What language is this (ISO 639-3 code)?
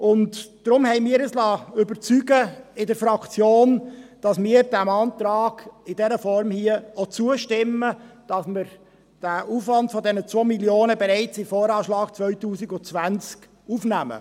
gsw